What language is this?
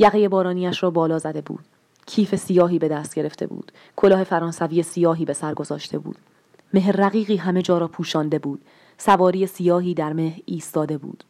Persian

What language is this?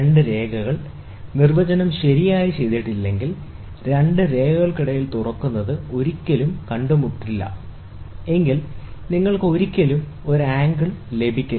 Malayalam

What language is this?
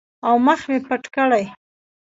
Pashto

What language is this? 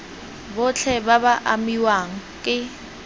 Tswana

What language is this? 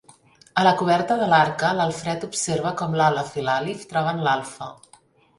Catalan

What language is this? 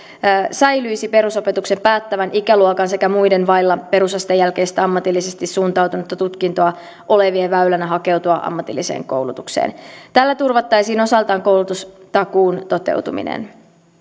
Finnish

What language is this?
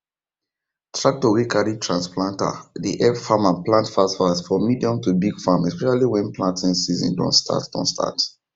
Nigerian Pidgin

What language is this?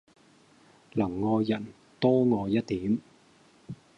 Cantonese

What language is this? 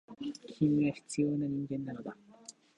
Japanese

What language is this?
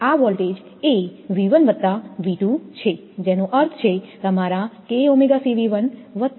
Gujarati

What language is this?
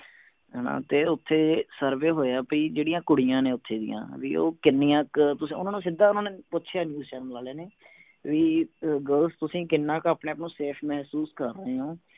Punjabi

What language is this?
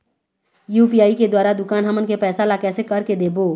Chhattisgarhi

